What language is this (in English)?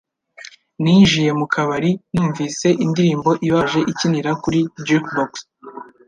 Kinyarwanda